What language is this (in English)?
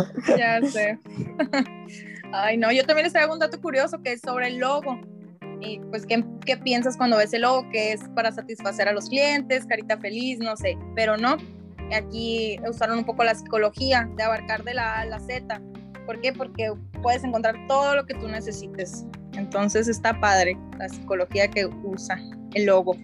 Spanish